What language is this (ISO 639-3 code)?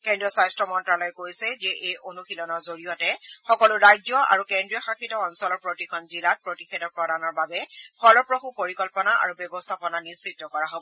asm